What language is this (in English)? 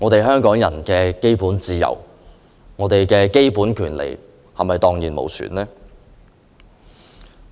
Cantonese